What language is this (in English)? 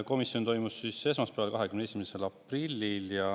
Estonian